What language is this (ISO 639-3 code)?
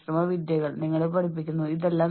mal